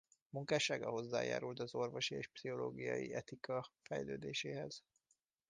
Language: Hungarian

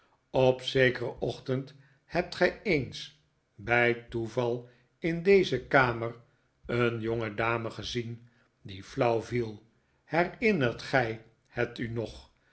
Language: Dutch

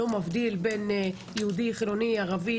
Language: Hebrew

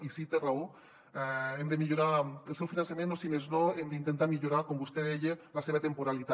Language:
Catalan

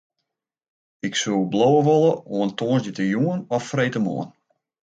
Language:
Western Frisian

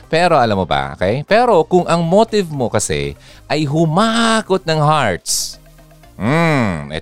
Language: Filipino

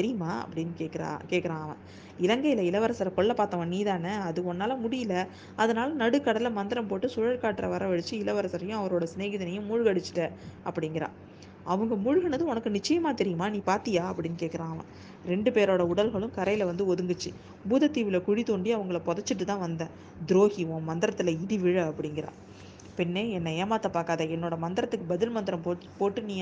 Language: Tamil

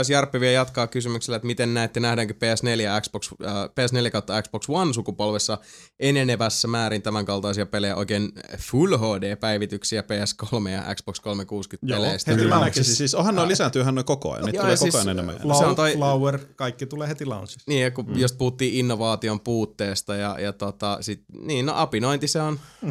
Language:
Finnish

